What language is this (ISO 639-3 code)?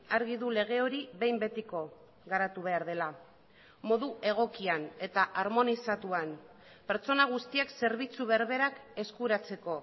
eus